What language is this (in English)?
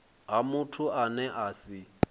Venda